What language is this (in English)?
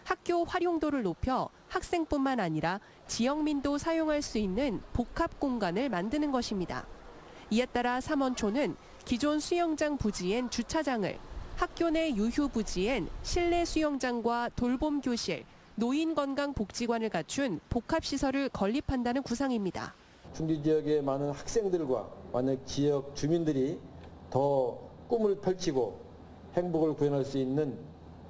Korean